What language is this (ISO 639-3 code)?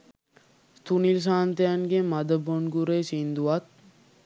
sin